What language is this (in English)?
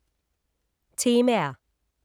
Danish